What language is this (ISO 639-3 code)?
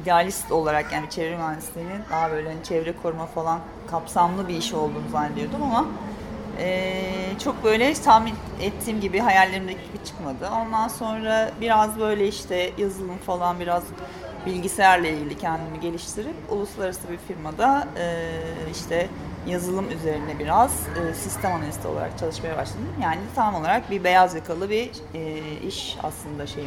tur